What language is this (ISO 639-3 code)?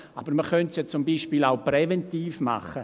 gsw